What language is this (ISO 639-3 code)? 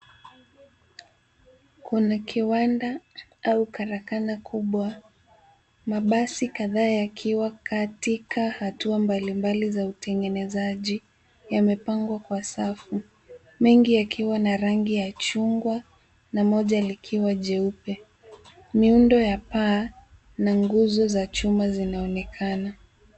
swa